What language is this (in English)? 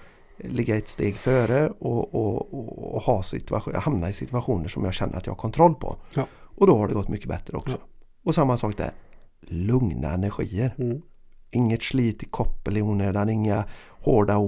Swedish